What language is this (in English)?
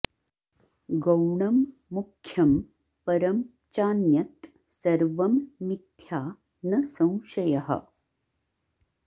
Sanskrit